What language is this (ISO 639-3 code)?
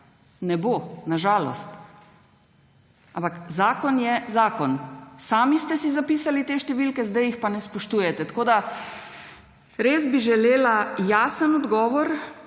slv